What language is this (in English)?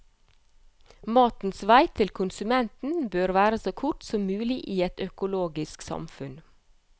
Norwegian